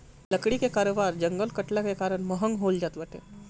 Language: Bhojpuri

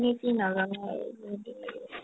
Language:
Assamese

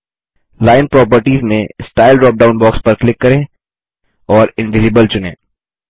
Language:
Hindi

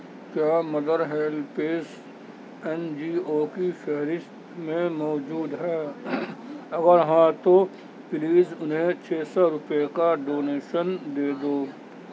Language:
Urdu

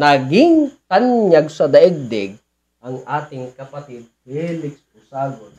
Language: Filipino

